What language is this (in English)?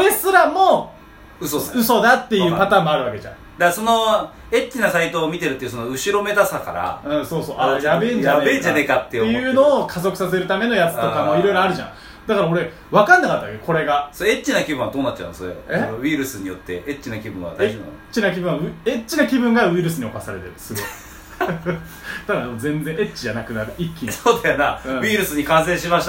Japanese